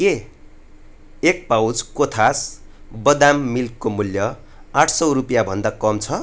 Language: Nepali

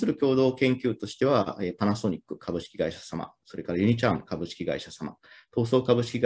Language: Japanese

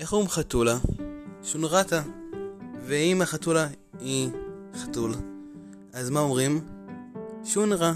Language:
Hebrew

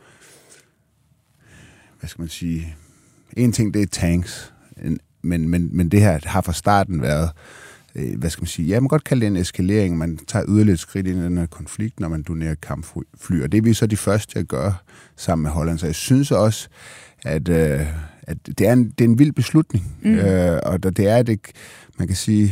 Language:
Danish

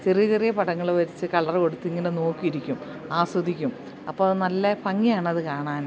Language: Malayalam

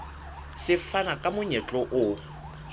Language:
Southern Sotho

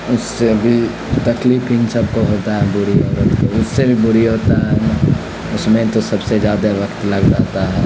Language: Urdu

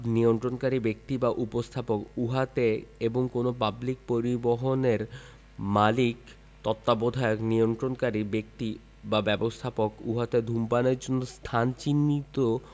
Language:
Bangla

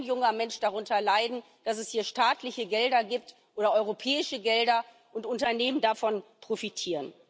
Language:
German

